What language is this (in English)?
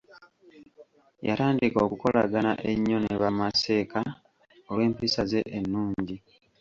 Ganda